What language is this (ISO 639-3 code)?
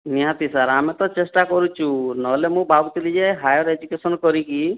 ori